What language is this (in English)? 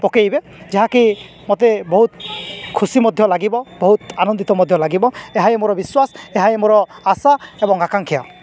Odia